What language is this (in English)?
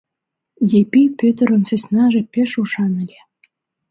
Mari